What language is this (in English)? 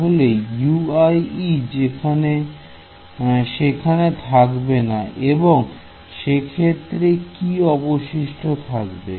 Bangla